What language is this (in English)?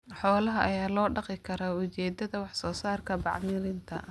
Somali